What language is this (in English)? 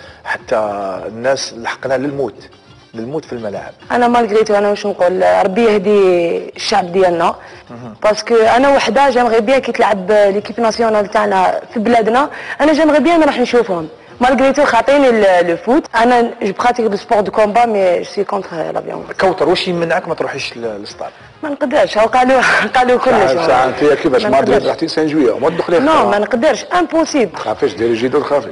Arabic